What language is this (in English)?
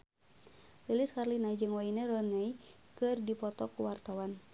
Sundanese